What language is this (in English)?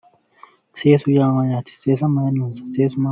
Sidamo